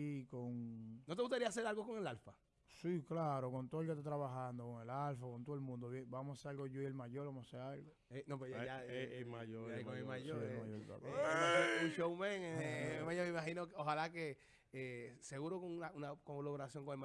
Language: Spanish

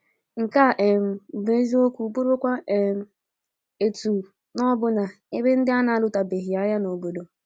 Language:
Igbo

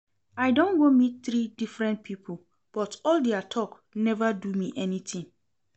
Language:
Nigerian Pidgin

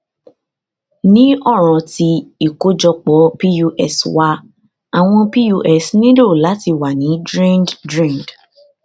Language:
Yoruba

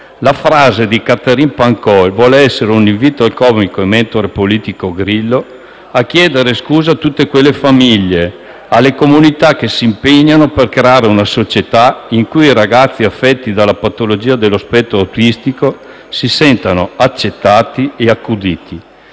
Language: Italian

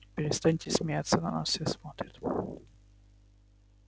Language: Russian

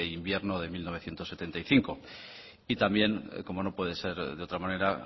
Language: Spanish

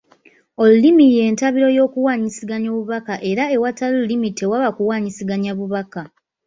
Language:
Ganda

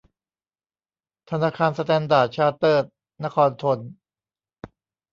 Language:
Thai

